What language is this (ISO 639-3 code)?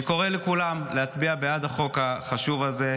heb